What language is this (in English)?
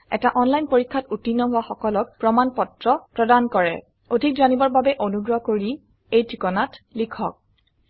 Assamese